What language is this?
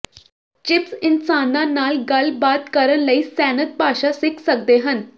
Punjabi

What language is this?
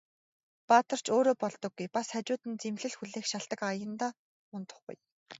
Mongolian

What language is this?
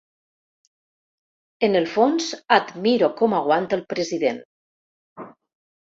Catalan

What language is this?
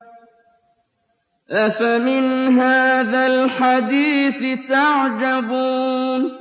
Arabic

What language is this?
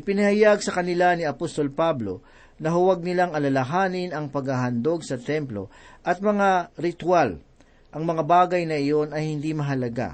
Filipino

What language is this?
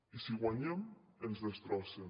Catalan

